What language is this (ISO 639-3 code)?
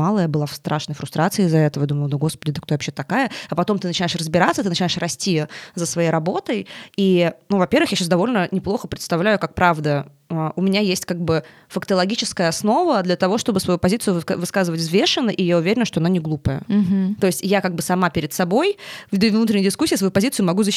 rus